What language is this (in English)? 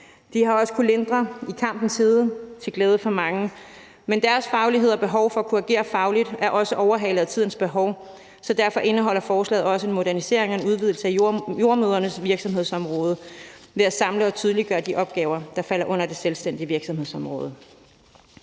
Danish